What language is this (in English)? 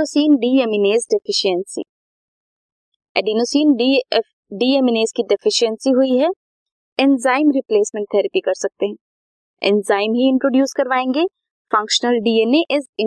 Hindi